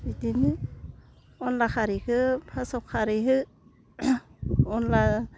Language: Bodo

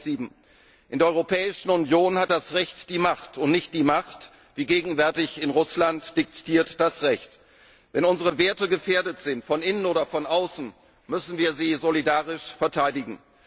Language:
German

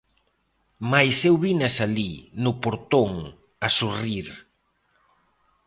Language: Galician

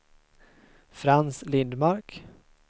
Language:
Swedish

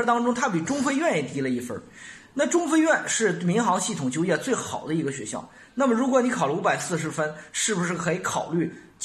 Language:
Chinese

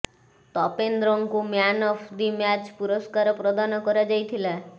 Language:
Odia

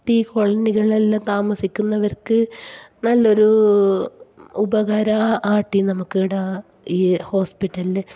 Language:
Malayalam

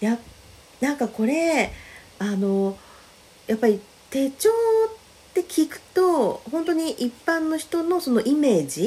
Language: Japanese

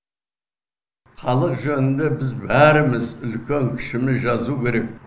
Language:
Kazakh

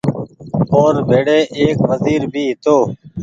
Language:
Goaria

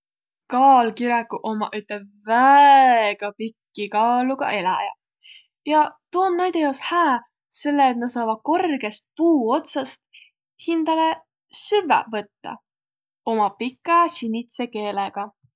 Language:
Võro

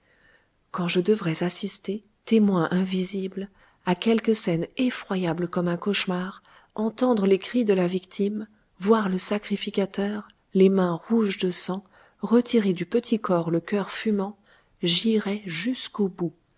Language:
French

